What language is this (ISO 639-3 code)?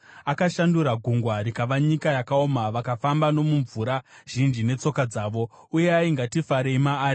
sna